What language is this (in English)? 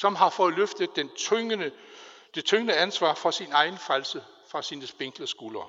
Danish